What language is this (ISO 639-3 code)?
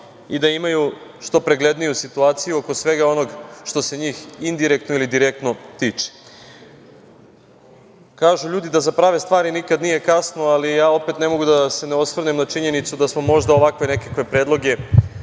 srp